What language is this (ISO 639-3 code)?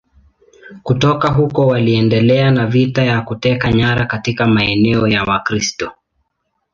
swa